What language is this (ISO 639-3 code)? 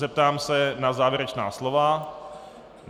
ces